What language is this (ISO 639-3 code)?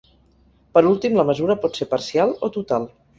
cat